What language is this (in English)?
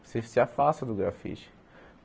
Portuguese